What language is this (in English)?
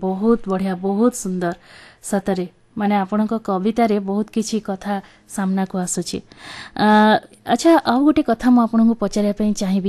Hindi